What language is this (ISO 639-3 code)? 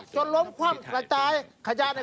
tha